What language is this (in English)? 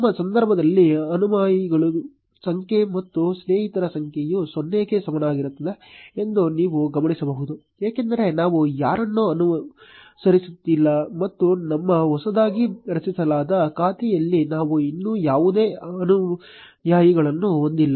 Kannada